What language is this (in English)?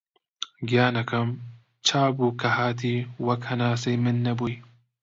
Central Kurdish